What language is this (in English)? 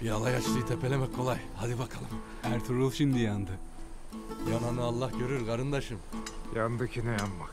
Turkish